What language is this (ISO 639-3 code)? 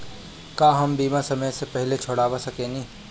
bho